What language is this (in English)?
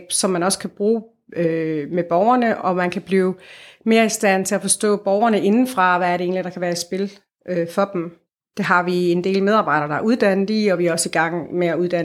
Danish